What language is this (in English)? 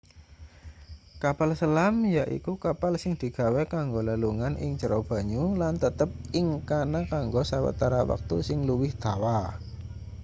Javanese